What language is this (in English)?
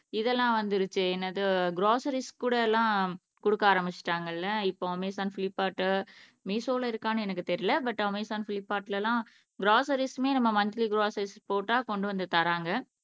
Tamil